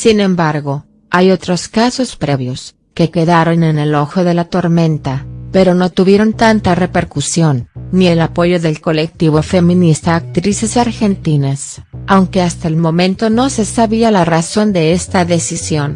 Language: Spanish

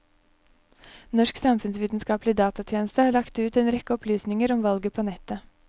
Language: Norwegian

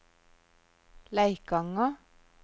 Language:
Norwegian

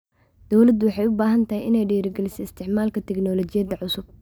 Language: Somali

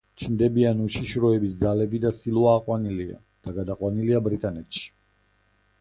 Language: Georgian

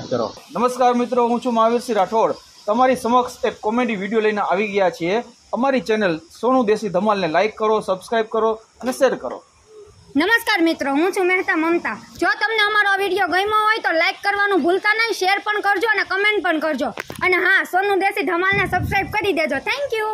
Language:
Thai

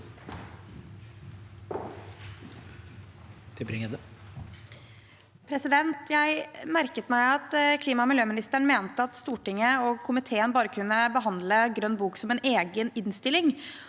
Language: Norwegian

